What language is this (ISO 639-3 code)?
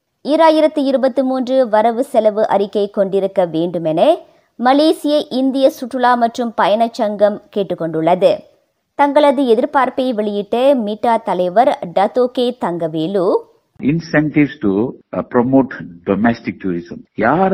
tam